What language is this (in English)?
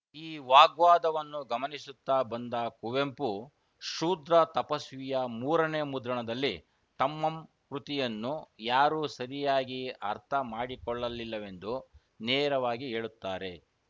Kannada